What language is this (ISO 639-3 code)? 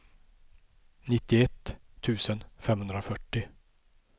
swe